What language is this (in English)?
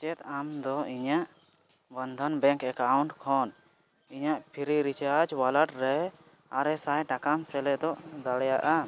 Santali